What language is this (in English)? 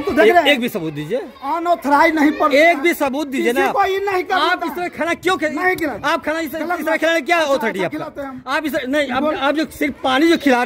Hindi